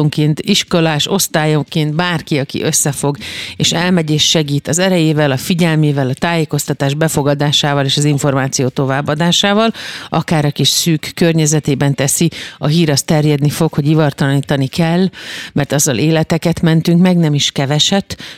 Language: Hungarian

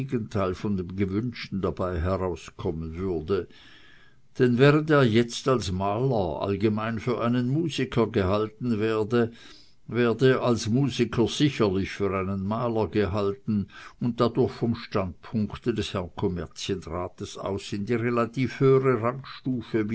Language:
German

